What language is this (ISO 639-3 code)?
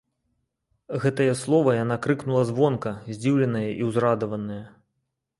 bel